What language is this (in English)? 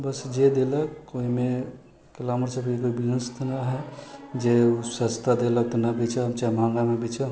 Maithili